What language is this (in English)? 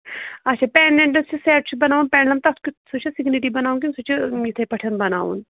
Kashmiri